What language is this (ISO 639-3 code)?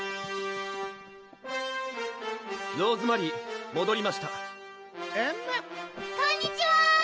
jpn